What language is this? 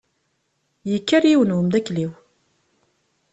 Kabyle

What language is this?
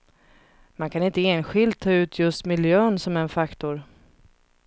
Swedish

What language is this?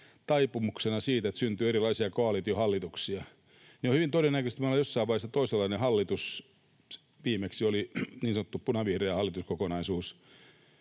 Finnish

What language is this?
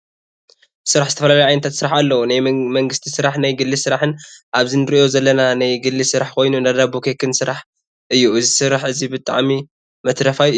Tigrinya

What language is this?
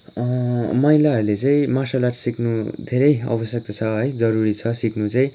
Nepali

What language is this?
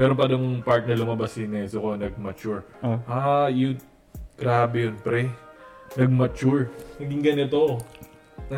Filipino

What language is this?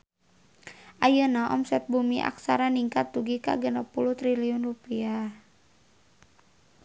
Sundanese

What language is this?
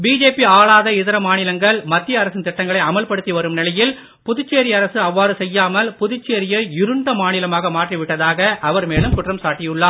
Tamil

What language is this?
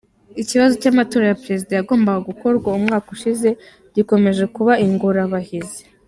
Kinyarwanda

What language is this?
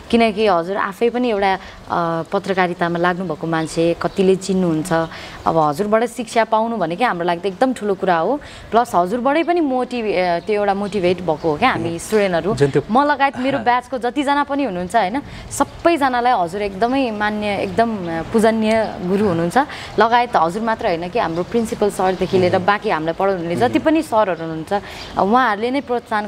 Thai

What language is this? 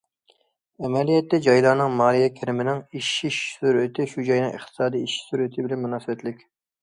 Uyghur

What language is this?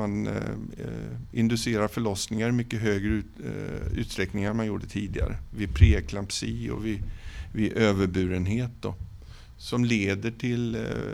Swedish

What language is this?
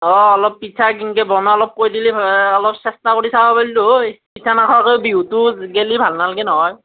Assamese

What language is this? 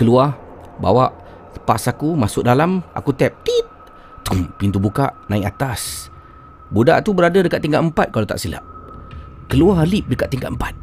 Malay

